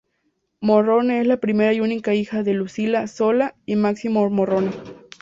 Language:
Spanish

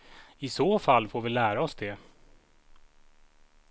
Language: Swedish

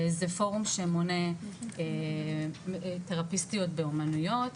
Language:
Hebrew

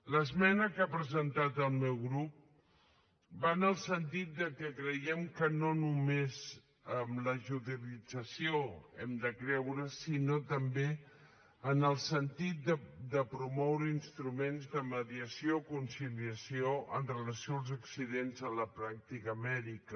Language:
Catalan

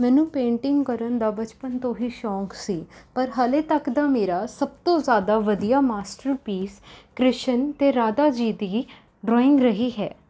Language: Punjabi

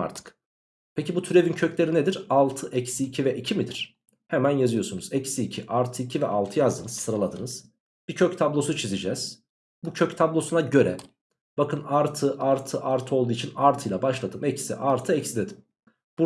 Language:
Turkish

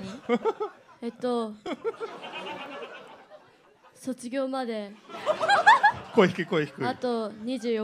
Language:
Japanese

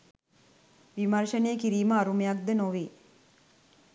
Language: Sinhala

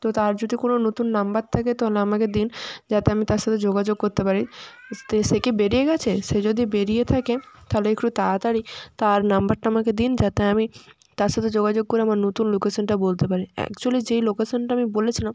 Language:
Bangla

